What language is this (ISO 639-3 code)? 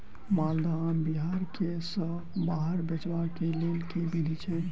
mai